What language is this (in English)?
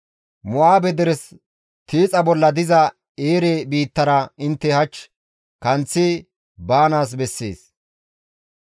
Gamo